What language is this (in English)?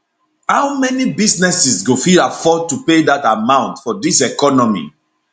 Nigerian Pidgin